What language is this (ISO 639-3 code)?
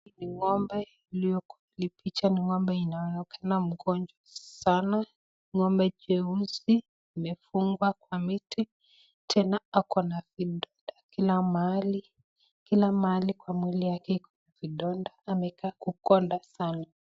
swa